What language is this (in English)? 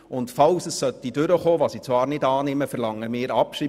Swiss German